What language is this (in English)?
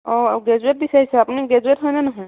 Assamese